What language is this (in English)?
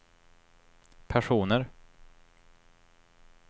Swedish